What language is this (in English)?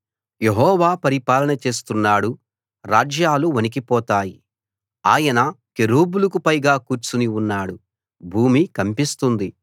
Telugu